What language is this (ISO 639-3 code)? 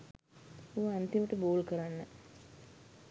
sin